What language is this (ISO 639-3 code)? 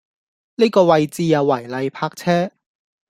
yue